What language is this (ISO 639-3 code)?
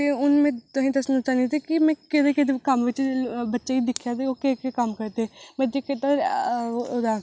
doi